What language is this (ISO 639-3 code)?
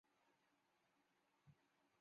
zho